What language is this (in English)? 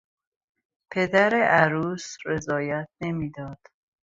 Persian